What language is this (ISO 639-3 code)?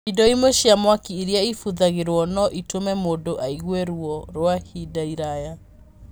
kik